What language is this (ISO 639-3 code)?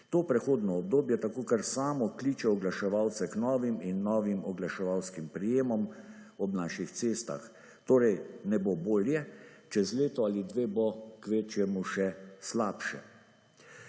slv